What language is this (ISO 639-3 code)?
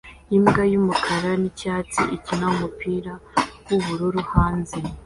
kin